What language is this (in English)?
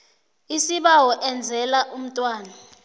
South Ndebele